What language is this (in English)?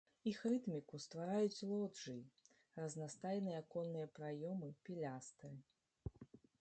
Belarusian